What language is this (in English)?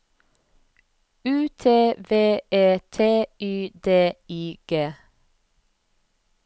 Norwegian